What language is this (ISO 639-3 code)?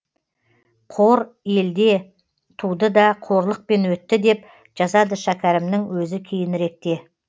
kaz